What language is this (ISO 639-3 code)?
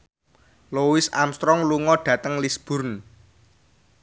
jav